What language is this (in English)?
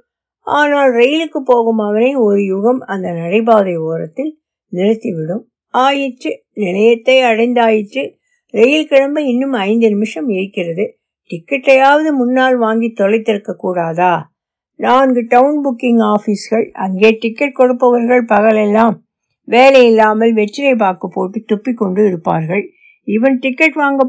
Tamil